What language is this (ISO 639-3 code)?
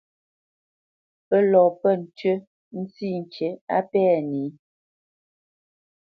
bce